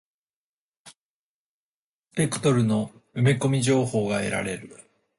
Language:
Japanese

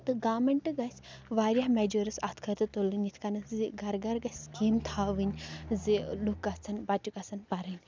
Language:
Kashmiri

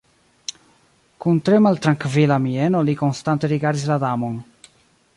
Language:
Esperanto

